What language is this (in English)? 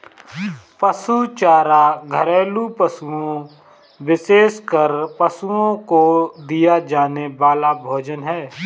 Hindi